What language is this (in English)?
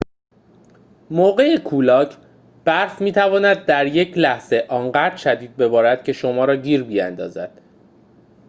Persian